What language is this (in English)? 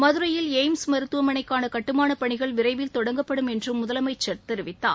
Tamil